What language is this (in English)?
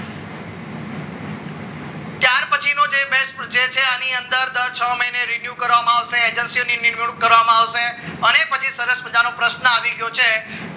Gujarati